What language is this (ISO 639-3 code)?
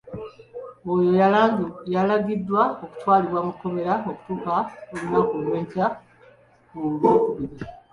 lug